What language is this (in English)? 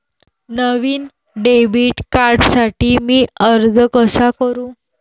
Marathi